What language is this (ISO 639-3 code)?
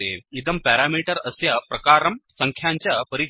san